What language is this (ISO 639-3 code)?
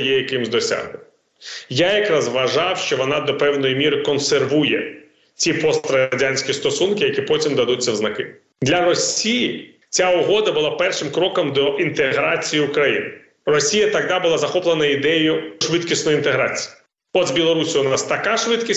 ukr